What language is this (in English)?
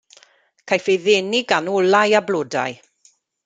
Welsh